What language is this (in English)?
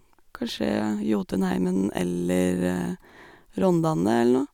Norwegian